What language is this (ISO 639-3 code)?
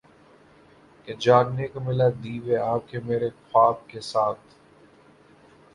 urd